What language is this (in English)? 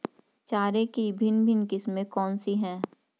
Hindi